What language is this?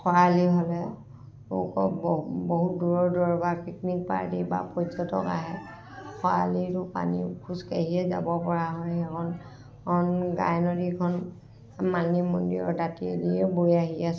Assamese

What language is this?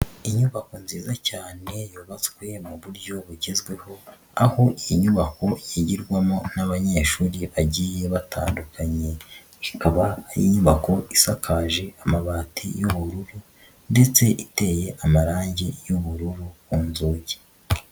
Kinyarwanda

